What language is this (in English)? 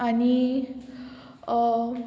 Konkani